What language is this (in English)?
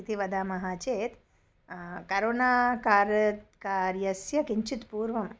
Sanskrit